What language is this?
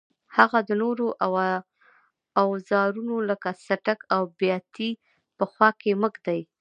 Pashto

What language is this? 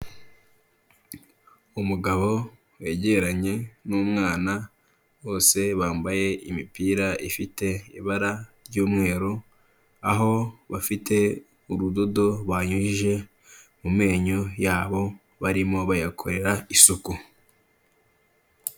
Kinyarwanda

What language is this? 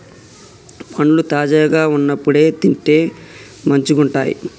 Telugu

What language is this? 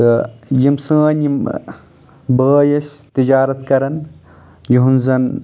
Kashmiri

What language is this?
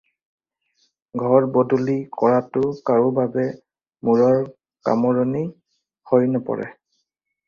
Assamese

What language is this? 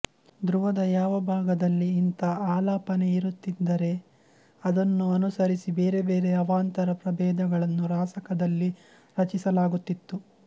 Kannada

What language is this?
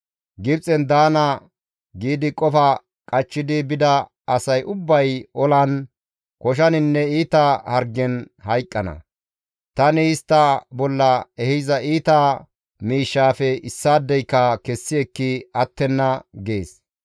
Gamo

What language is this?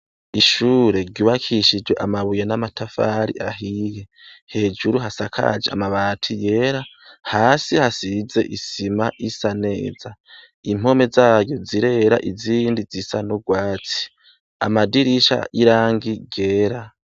Rundi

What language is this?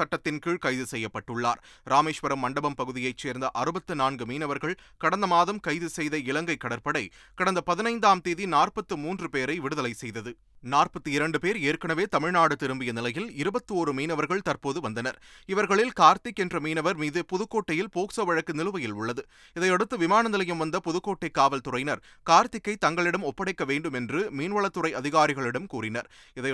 Tamil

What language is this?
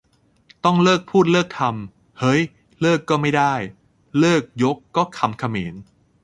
Thai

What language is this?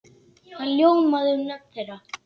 Icelandic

